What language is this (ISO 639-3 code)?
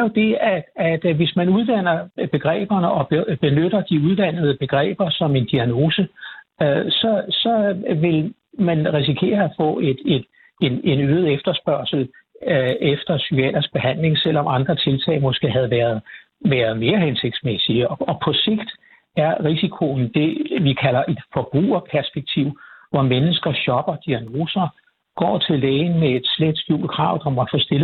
dan